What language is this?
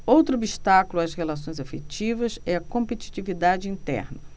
Portuguese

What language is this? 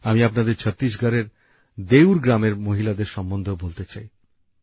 Bangla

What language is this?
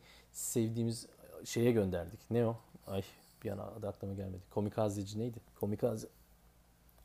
Turkish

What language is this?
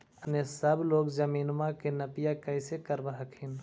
Magahi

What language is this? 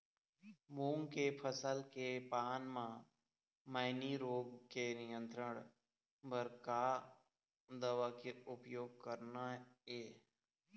Chhattisgarhi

